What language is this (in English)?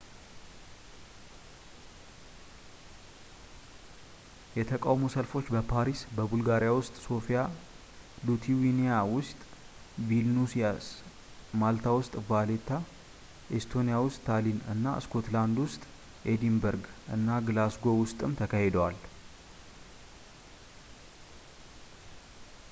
Amharic